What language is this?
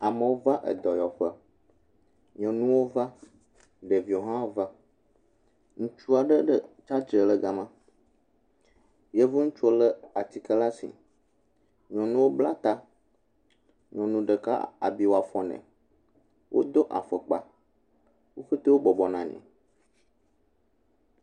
Ewe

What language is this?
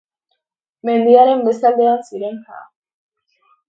Basque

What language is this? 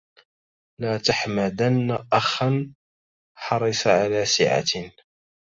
Arabic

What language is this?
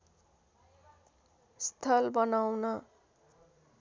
Nepali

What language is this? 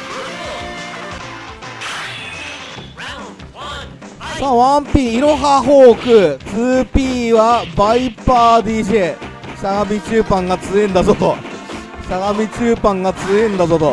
Japanese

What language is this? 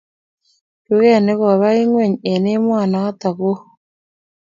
Kalenjin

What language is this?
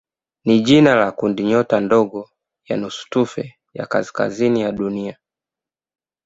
Swahili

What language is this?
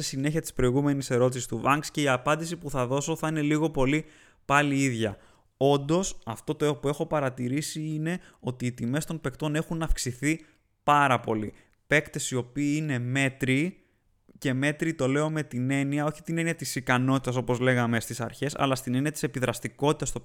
Greek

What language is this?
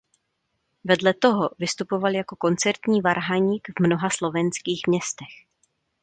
Czech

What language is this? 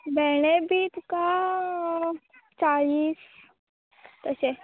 Konkani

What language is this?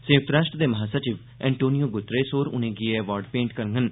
Dogri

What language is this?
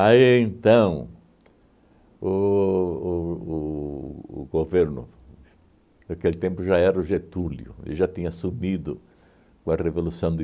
Portuguese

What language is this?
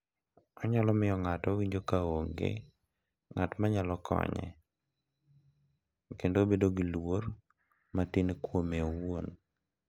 Luo (Kenya and Tanzania)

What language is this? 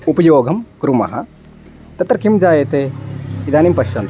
Sanskrit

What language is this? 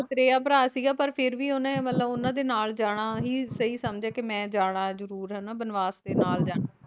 Punjabi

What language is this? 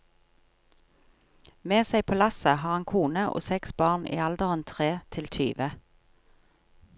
Norwegian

